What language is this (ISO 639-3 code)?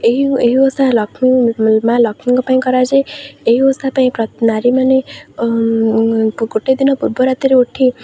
ori